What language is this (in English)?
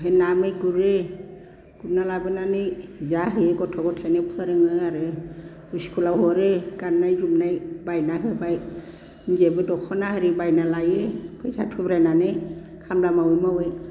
Bodo